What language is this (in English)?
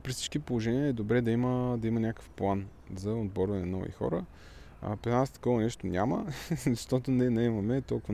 Bulgarian